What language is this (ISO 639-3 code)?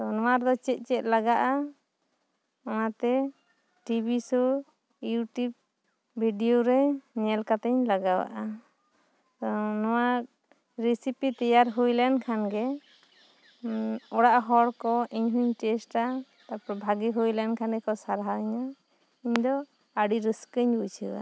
sat